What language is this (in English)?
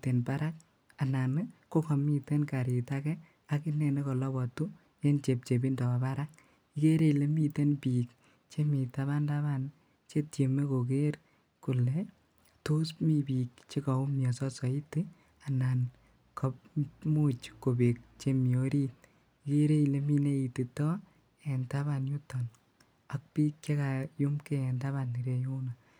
Kalenjin